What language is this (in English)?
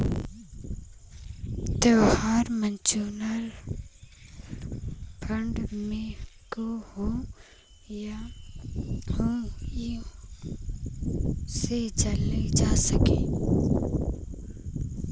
Bhojpuri